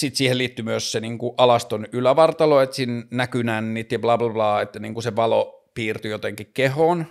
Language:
Finnish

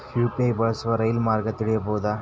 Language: Kannada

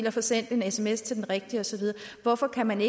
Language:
Danish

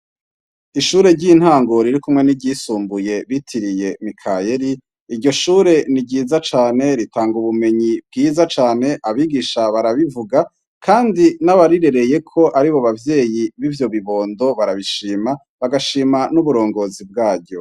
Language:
Rundi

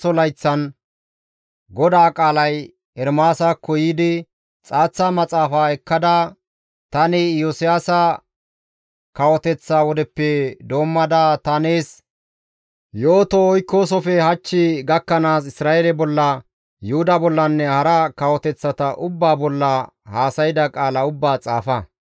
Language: Gamo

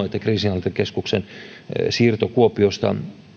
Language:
Finnish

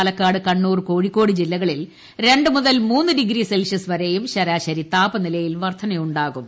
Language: Malayalam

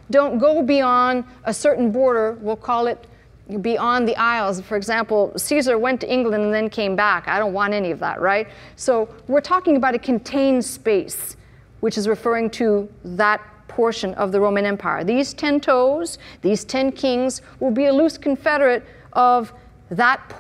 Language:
English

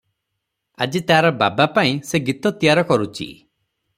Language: Odia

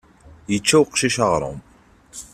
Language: Kabyle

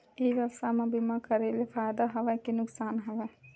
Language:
Chhattisgarhi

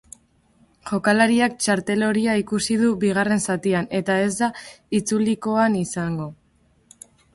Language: Basque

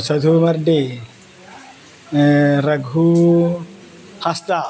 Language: Santali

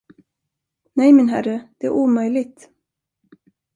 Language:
Swedish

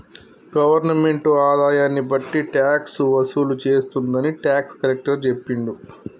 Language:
Telugu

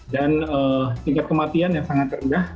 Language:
Indonesian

